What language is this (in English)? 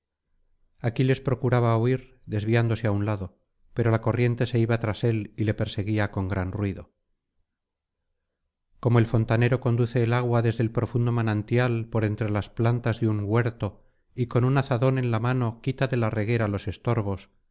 Spanish